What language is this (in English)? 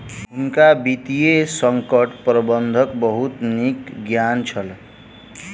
Maithili